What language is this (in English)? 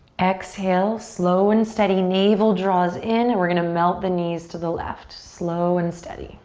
English